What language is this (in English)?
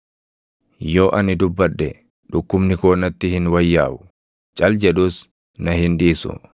Oromo